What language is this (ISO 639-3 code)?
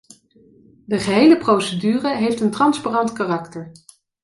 nld